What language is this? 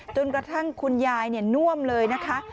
Thai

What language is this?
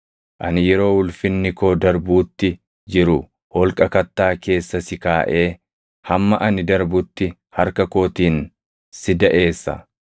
Oromo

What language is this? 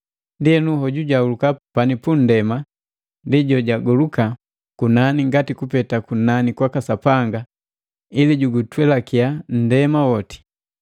Matengo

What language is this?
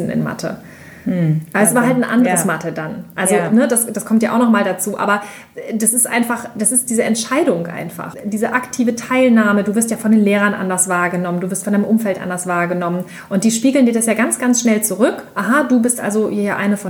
German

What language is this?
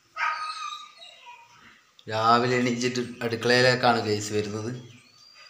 Arabic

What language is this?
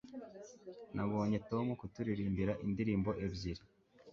Kinyarwanda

